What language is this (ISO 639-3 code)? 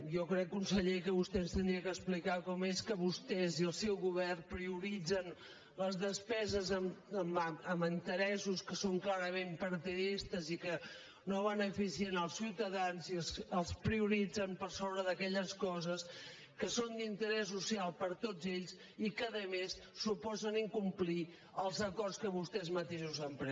cat